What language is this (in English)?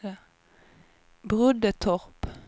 Swedish